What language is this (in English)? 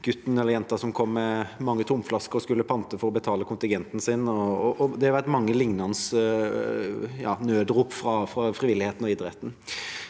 Norwegian